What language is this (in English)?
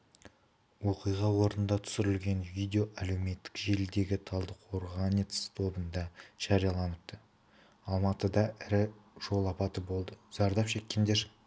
Kazakh